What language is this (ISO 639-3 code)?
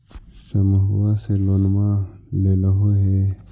mag